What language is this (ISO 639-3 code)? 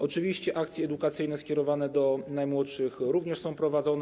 pol